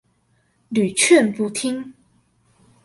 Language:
Chinese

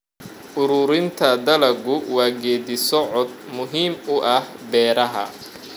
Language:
Somali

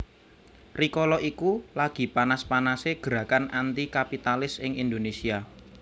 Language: Javanese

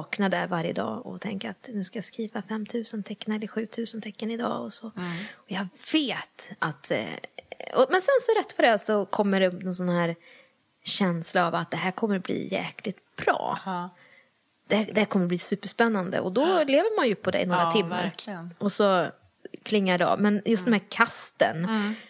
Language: Swedish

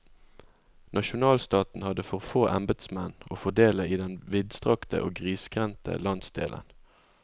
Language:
Norwegian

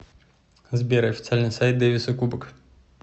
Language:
Russian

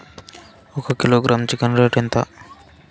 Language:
Telugu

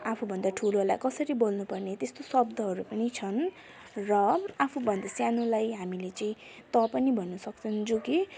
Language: Nepali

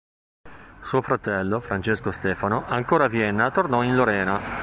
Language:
Italian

